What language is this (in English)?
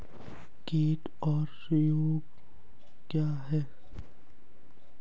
Hindi